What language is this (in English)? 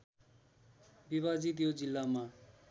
Nepali